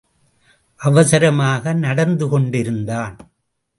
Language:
Tamil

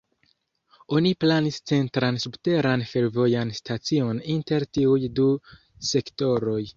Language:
Esperanto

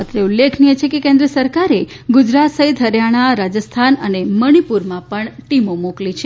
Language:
Gujarati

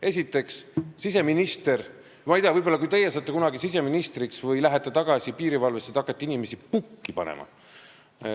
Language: Estonian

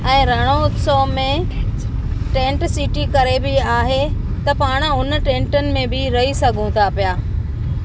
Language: Sindhi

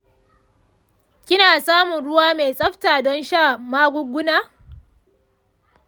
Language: Hausa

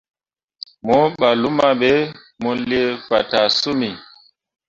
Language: Mundang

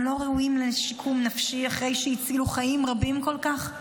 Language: Hebrew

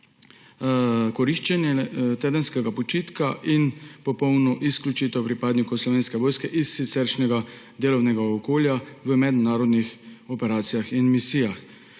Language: Slovenian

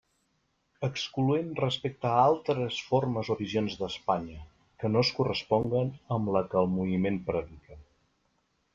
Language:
Catalan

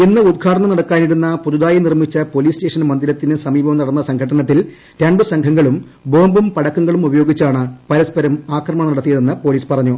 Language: Malayalam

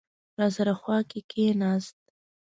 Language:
Pashto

